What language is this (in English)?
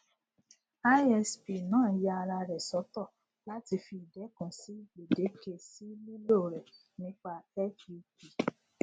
Yoruba